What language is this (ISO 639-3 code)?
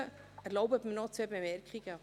gsw